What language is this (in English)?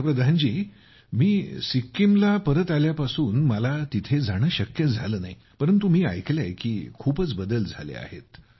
Marathi